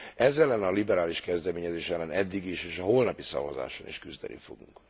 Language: Hungarian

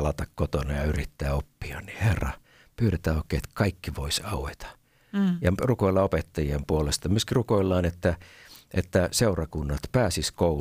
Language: Finnish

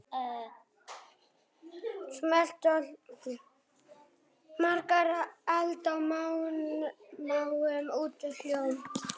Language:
Icelandic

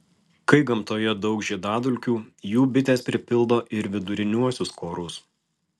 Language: Lithuanian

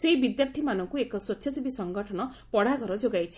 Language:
Odia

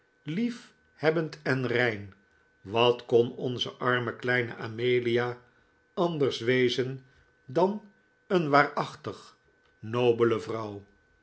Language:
Dutch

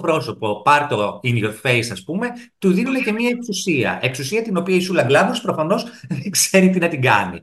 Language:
Greek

